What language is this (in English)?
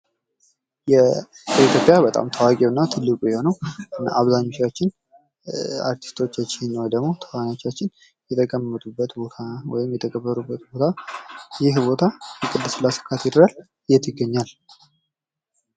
Amharic